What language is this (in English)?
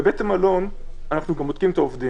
Hebrew